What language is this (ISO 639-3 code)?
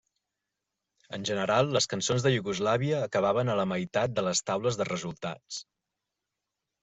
cat